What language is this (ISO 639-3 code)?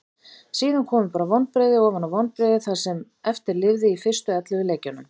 isl